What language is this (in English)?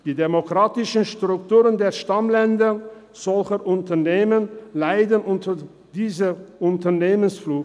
Swiss German